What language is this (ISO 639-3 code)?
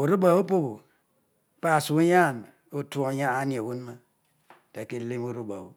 odu